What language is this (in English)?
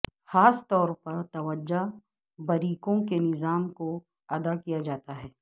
Urdu